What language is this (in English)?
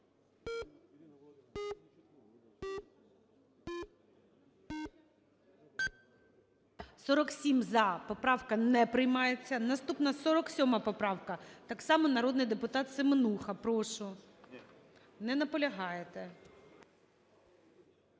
Ukrainian